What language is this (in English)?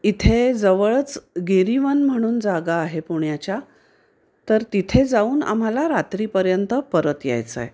Marathi